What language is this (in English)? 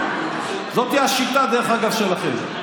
Hebrew